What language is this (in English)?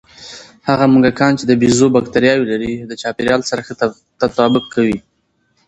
Pashto